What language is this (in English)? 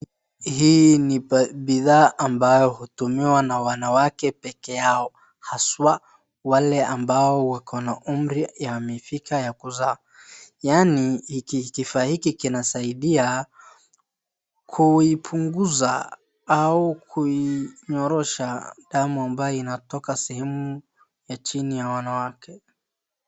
Swahili